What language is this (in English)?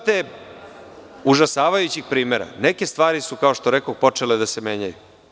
Serbian